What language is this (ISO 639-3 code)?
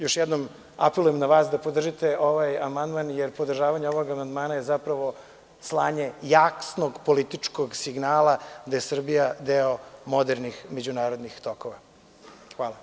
srp